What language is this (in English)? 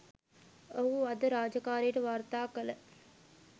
Sinhala